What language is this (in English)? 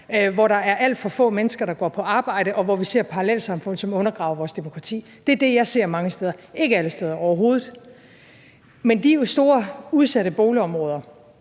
Danish